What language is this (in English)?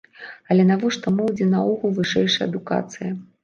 Belarusian